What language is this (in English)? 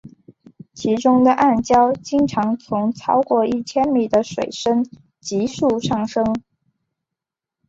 Chinese